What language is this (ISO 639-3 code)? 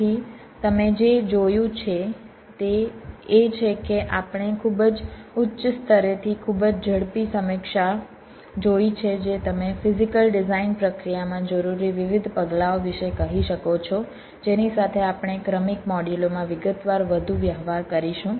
guj